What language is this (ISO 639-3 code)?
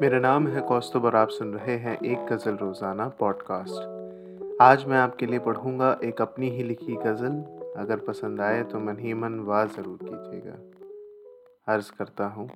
hin